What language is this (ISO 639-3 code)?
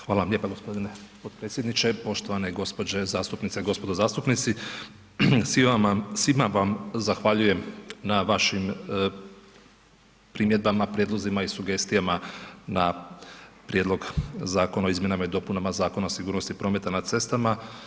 hrv